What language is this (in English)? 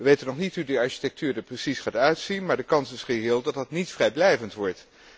Dutch